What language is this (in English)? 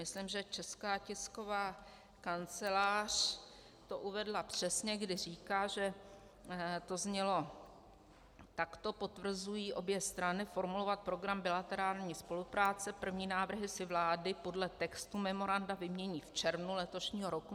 Czech